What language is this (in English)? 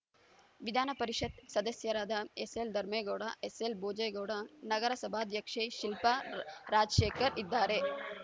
Kannada